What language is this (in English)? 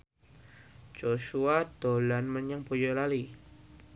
Javanese